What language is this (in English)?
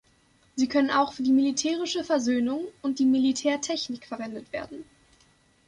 German